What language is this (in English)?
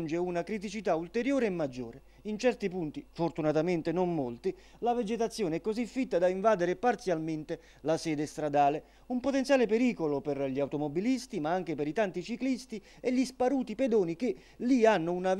Italian